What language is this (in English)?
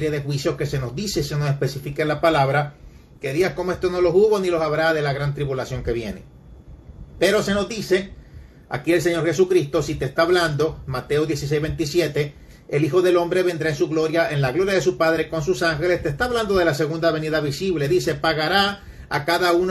Spanish